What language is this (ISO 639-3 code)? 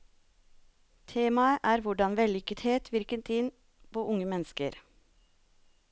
nor